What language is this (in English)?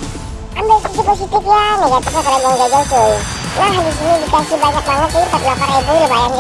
Indonesian